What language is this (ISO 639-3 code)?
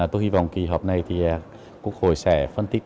vie